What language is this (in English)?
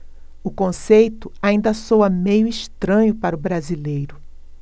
Portuguese